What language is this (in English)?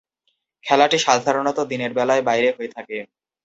Bangla